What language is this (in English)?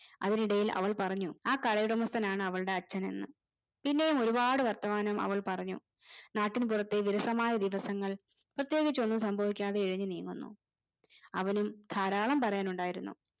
Malayalam